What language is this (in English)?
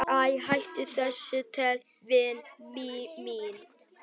Icelandic